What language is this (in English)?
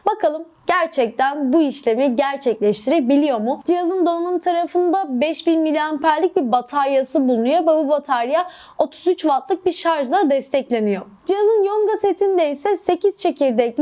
Turkish